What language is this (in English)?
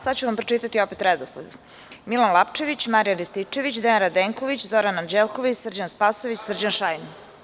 Serbian